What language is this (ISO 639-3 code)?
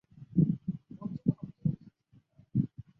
zho